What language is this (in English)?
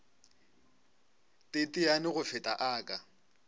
Northern Sotho